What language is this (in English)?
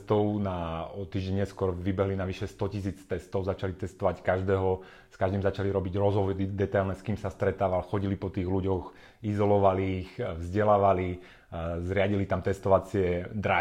Slovak